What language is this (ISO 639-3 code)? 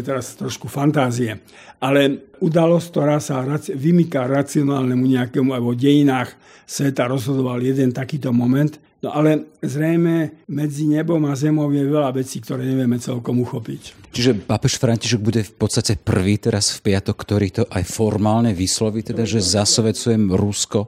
slk